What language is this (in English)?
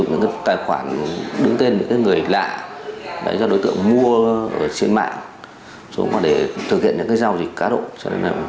Vietnamese